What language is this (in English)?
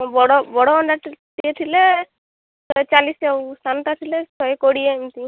Odia